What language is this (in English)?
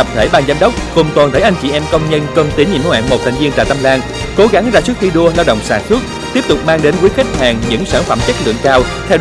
Vietnamese